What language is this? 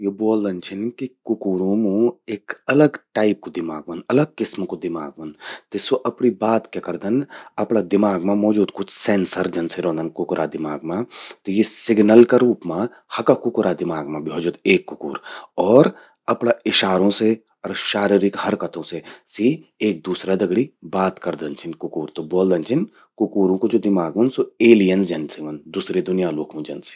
Garhwali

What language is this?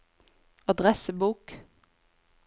Norwegian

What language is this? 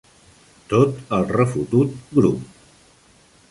Catalan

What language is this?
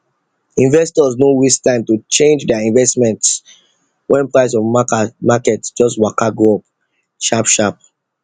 Nigerian Pidgin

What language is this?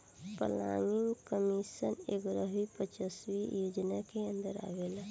Bhojpuri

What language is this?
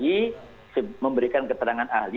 Indonesian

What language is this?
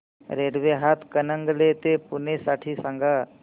Marathi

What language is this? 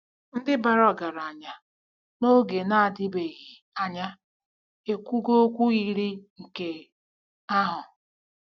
Igbo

